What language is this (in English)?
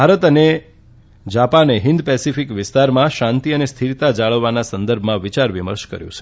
Gujarati